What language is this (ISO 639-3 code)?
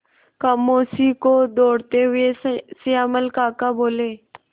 hin